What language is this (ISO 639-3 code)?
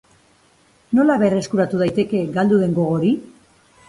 eus